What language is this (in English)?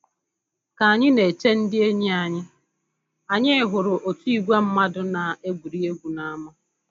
Igbo